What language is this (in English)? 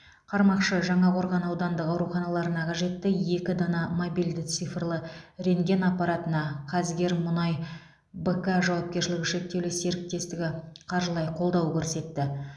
Kazakh